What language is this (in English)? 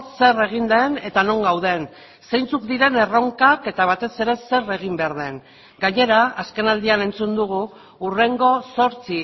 Basque